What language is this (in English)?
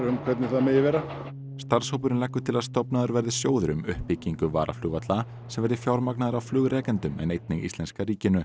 Icelandic